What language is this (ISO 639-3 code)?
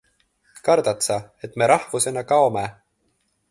est